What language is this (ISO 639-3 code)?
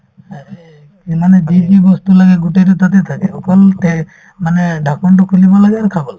asm